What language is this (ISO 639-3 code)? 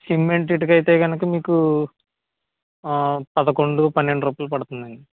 tel